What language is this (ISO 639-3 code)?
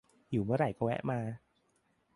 tha